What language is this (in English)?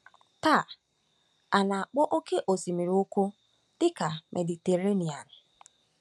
Igbo